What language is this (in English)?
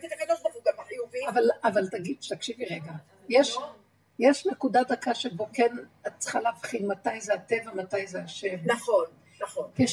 Hebrew